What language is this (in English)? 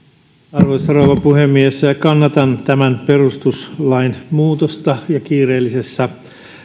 Finnish